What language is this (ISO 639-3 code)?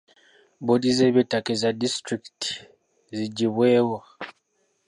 lug